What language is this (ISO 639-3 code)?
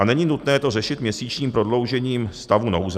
ces